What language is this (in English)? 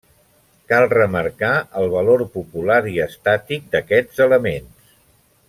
Catalan